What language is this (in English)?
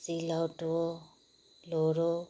Nepali